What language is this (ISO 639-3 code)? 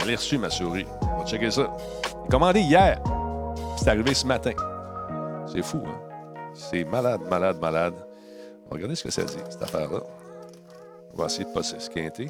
fra